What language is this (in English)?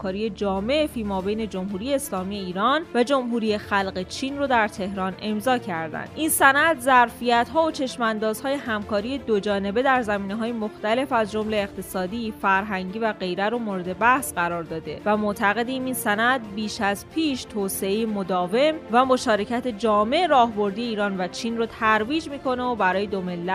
Persian